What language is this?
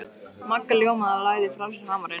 Icelandic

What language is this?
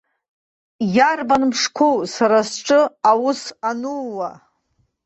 Abkhazian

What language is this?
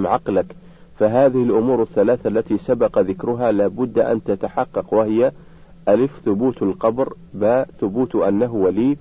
Arabic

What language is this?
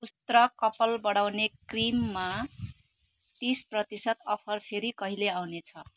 Nepali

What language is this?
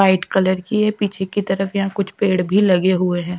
Hindi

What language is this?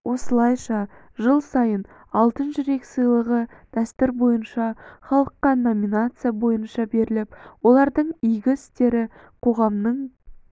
Kazakh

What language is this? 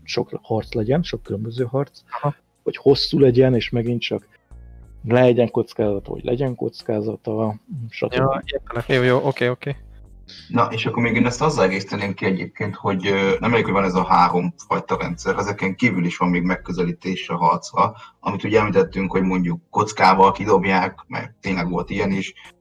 Hungarian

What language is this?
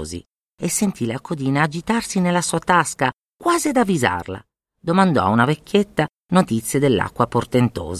Italian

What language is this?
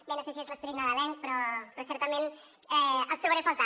Catalan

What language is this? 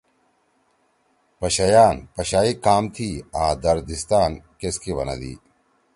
Torwali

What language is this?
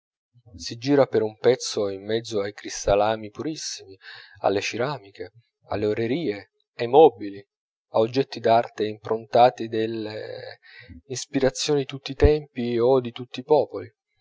Italian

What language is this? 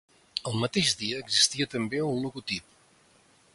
Catalan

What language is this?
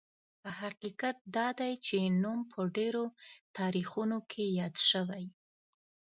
Pashto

